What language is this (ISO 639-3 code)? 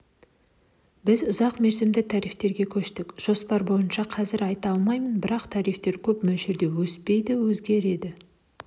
kaz